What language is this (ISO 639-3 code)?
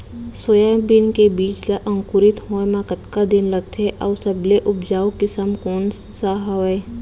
hne